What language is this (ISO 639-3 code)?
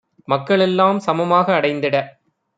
tam